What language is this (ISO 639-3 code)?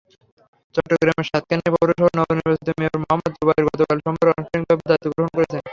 ben